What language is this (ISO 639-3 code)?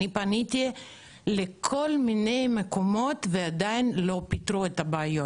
heb